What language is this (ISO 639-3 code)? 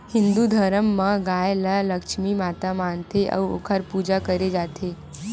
hne